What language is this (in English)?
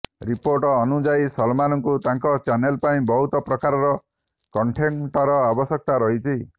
Odia